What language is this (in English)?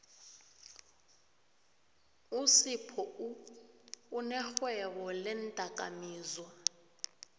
South Ndebele